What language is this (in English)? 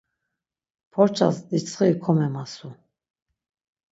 Laz